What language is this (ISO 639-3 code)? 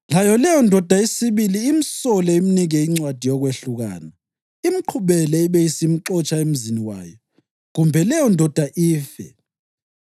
nde